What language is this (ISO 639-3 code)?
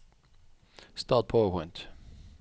nor